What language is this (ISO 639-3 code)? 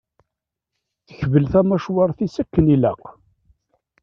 kab